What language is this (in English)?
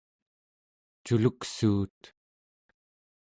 Central Yupik